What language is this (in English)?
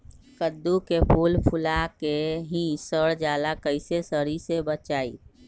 Magahi